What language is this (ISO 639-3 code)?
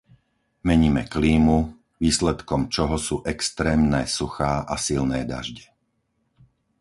slk